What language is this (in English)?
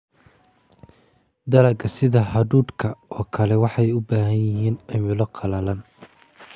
Somali